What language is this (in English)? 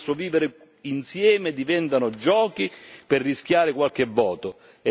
Italian